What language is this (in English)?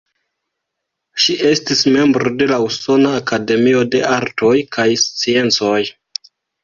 Esperanto